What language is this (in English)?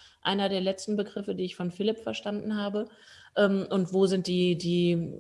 German